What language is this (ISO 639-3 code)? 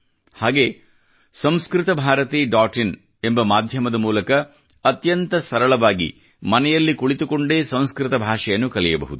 kan